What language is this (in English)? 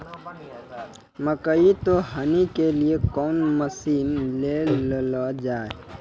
Maithili